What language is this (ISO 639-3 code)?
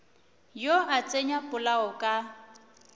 nso